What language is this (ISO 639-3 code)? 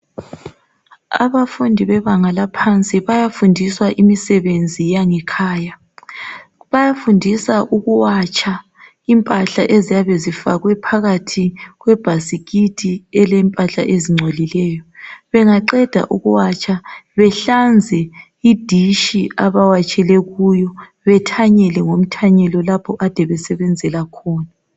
nde